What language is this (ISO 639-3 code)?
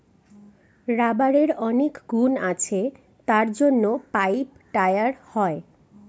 ben